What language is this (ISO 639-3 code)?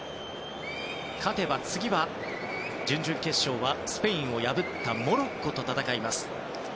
jpn